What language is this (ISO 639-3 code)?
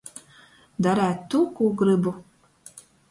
ltg